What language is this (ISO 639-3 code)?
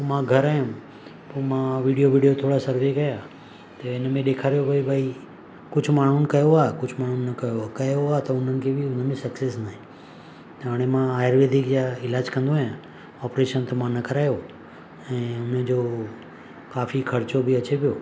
snd